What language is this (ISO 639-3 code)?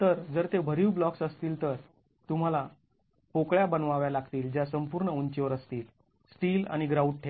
mar